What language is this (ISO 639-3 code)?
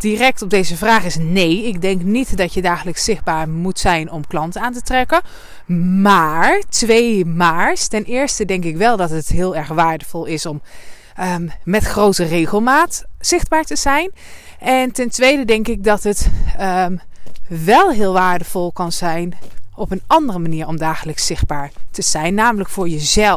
nld